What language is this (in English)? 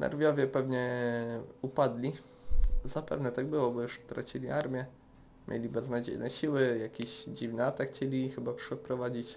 Polish